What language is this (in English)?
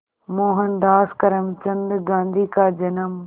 Hindi